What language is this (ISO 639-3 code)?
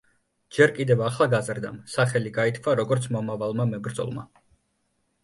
kat